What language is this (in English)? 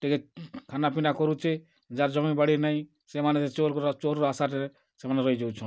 Odia